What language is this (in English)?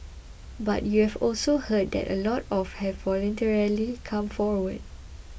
English